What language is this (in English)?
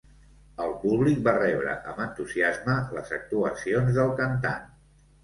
Catalan